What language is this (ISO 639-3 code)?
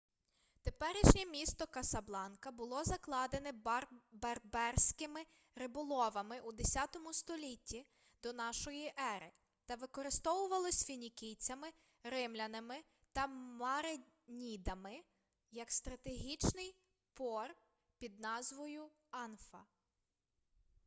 ukr